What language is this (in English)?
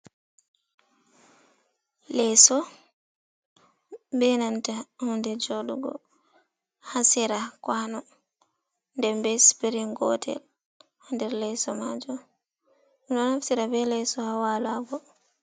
Fula